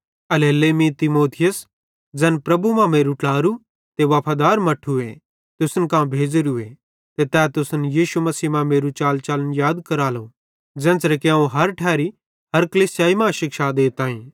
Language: Bhadrawahi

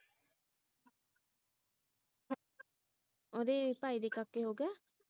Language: Punjabi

